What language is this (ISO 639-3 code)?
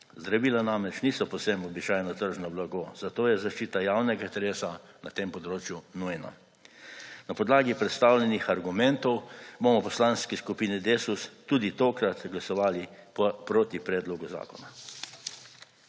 slv